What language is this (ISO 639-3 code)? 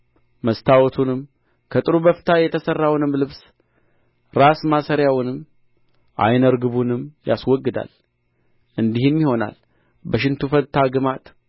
amh